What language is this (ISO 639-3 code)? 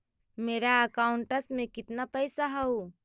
mag